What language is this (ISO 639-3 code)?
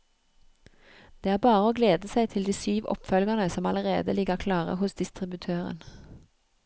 nor